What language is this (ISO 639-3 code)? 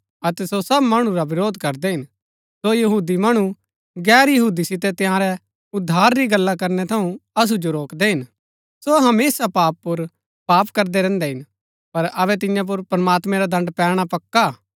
gbk